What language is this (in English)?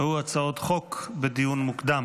Hebrew